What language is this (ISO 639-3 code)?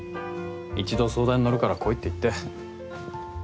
jpn